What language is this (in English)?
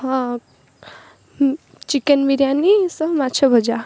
Odia